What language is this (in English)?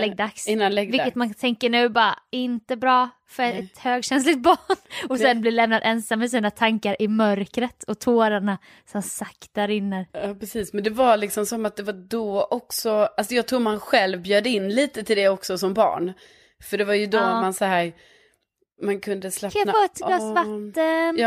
Swedish